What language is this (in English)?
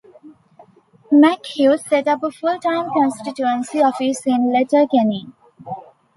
English